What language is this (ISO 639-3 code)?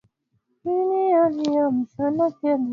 swa